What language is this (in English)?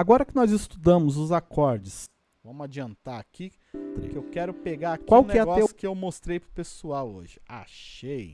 Portuguese